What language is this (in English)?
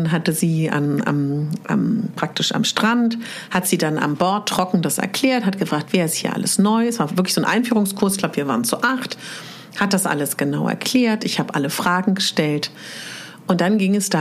German